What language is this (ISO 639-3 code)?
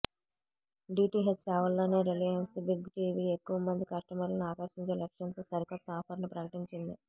tel